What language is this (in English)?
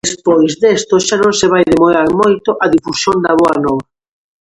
Galician